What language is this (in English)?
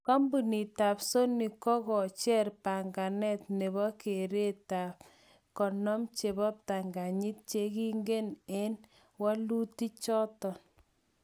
Kalenjin